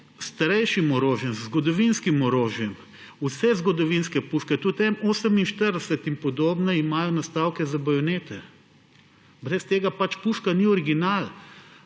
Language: Slovenian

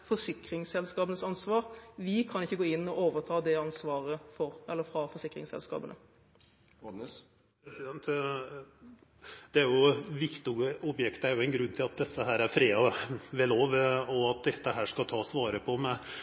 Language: Norwegian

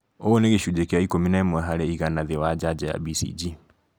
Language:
Kikuyu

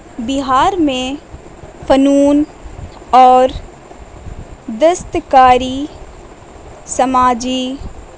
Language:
Urdu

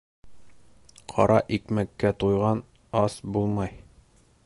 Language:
Bashkir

